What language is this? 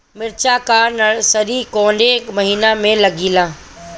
Bhojpuri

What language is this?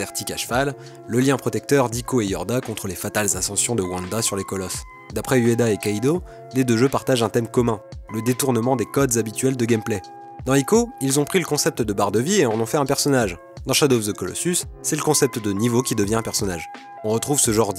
French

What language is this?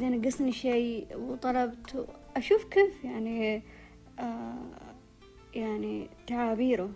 Arabic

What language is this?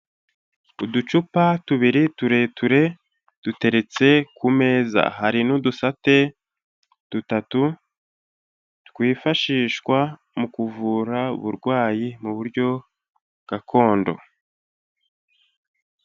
Kinyarwanda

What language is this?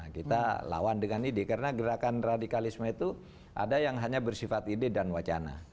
Indonesian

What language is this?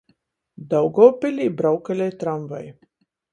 Latgalian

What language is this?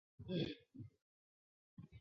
Chinese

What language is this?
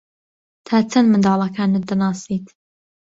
Central Kurdish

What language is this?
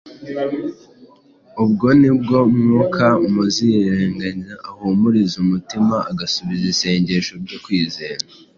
Kinyarwanda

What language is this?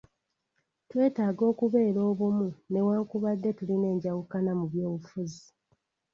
Ganda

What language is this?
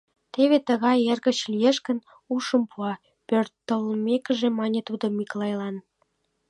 Mari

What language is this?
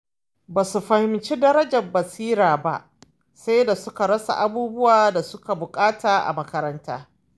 Hausa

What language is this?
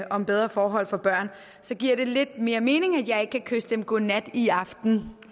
Danish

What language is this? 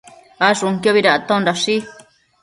Matsés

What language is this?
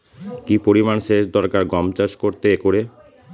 Bangla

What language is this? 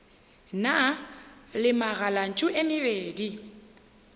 Northern Sotho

